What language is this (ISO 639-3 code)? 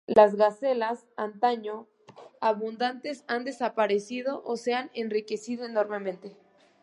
spa